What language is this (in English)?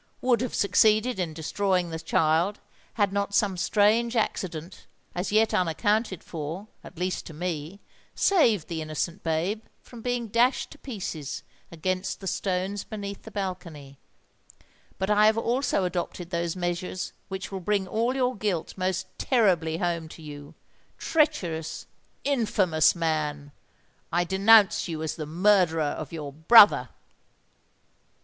English